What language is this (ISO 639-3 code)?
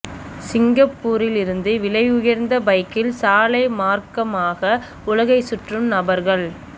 tam